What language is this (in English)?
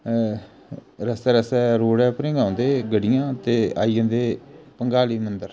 Dogri